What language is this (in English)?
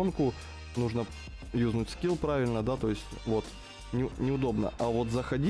Russian